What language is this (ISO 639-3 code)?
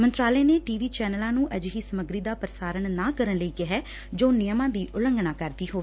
pan